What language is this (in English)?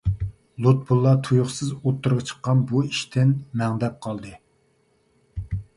Uyghur